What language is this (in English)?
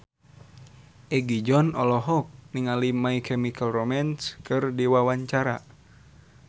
Sundanese